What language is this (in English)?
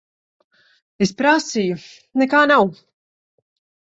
Latvian